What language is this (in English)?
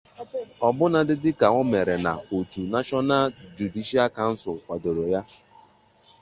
Igbo